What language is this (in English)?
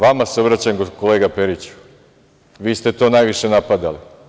Serbian